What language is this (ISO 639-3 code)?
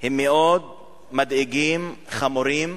heb